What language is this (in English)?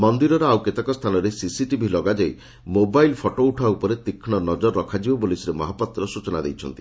Odia